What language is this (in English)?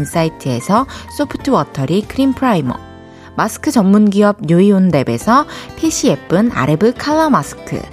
Korean